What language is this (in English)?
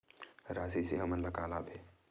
Chhattisgarhi